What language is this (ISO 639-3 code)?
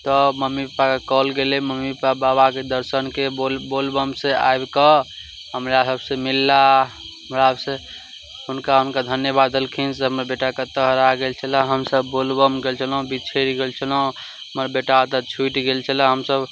mai